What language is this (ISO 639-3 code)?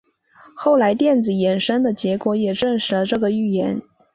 zho